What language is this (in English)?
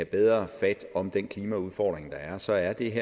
Danish